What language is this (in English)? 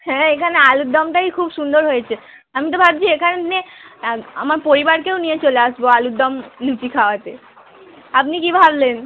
Bangla